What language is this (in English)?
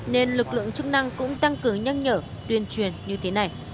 Vietnamese